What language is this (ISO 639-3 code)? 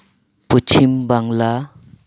sat